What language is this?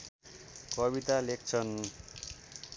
Nepali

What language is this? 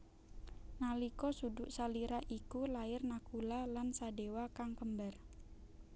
Javanese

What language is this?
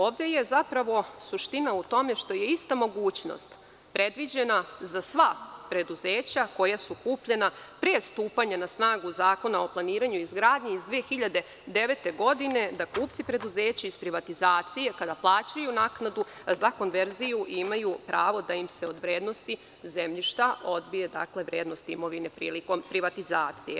Serbian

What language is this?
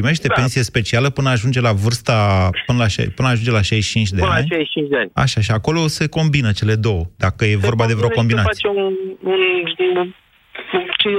Romanian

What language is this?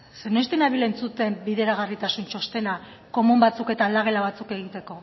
Basque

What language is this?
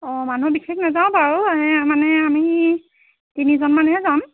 Assamese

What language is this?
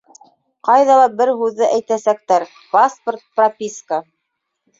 Bashkir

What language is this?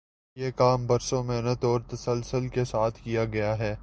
Urdu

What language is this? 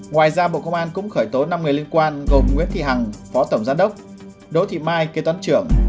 Vietnamese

